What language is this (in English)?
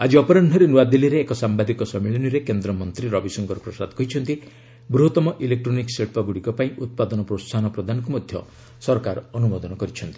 Odia